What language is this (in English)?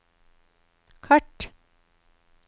Norwegian